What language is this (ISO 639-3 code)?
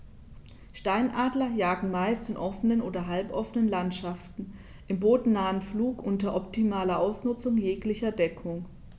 deu